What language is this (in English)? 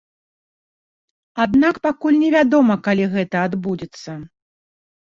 Belarusian